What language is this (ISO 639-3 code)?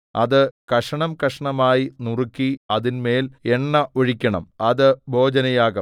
mal